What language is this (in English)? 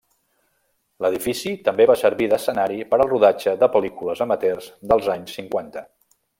Catalan